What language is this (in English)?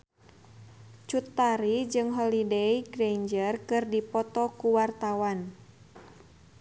Sundanese